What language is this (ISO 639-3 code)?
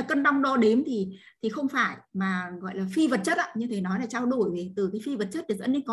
vie